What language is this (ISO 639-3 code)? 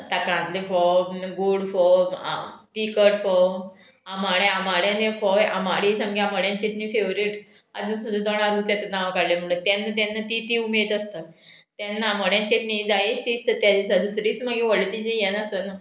kok